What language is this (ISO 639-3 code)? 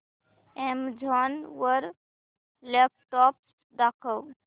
mar